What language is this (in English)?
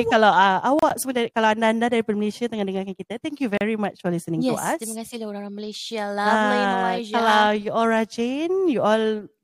Malay